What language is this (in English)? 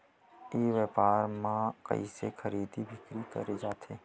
Chhattisgarhi